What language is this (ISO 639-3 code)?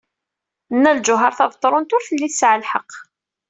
kab